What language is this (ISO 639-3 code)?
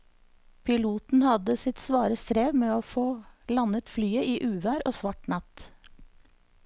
nor